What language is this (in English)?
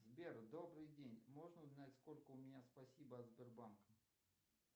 Russian